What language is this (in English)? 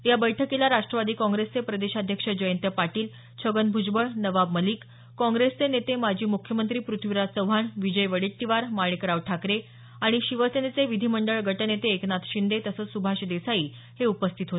Marathi